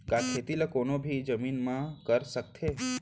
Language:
Chhattisgarhi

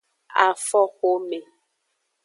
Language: Aja (Benin)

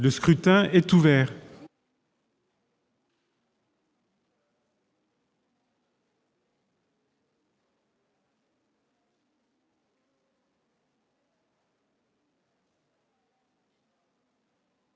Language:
French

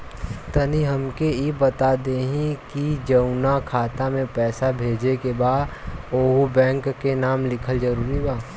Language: Bhojpuri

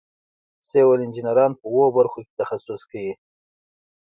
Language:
Pashto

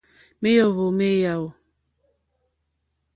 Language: Mokpwe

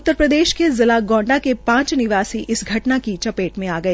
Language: Hindi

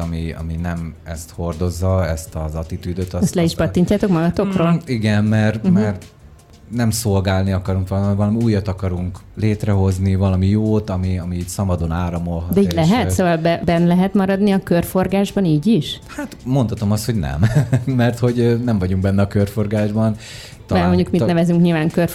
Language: Hungarian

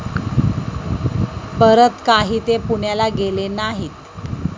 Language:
Marathi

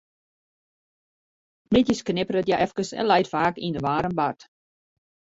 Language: Western Frisian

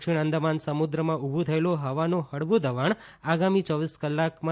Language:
Gujarati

